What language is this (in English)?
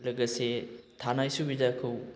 Bodo